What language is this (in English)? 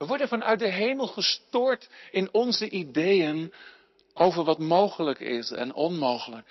Dutch